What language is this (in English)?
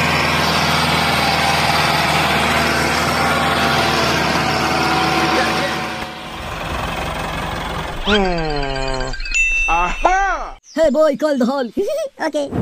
English